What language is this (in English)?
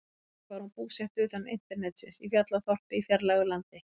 Icelandic